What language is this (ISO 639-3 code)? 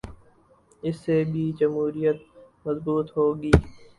urd